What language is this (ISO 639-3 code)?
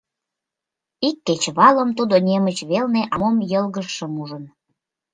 chm